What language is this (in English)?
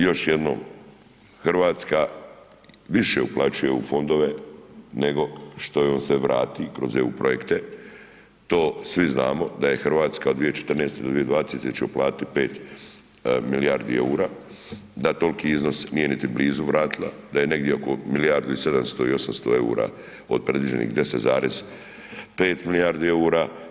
Croatian